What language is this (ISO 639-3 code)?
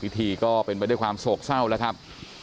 tha